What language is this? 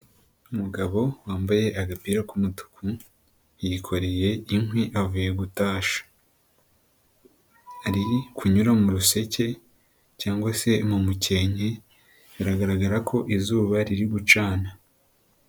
Kinyarwanda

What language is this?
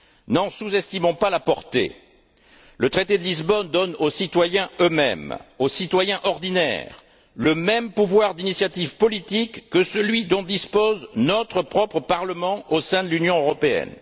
French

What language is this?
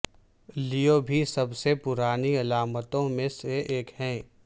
Urdu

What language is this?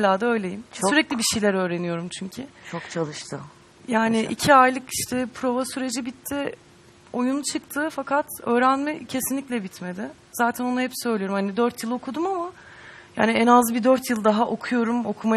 Turkish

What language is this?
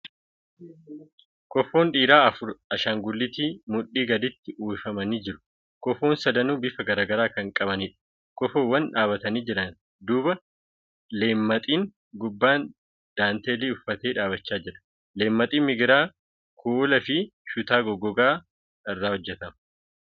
Oromo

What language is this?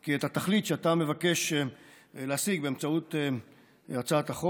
Hebrew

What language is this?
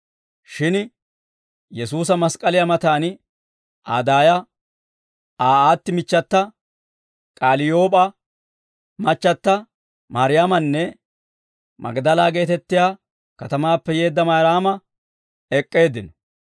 Dawro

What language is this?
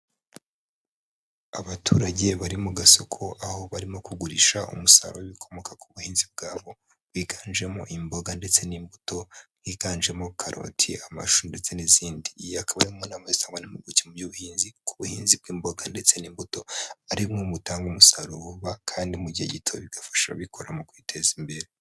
Kinyarwanda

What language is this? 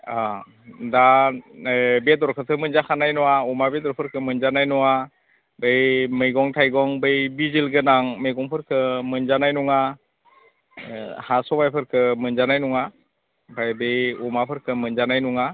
Bodo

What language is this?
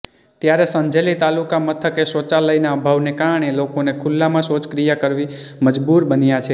Gujarati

